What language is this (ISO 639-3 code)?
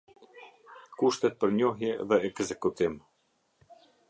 sqi